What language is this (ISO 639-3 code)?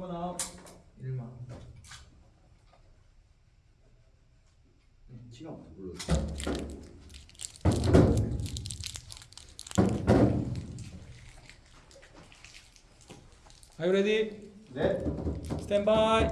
kor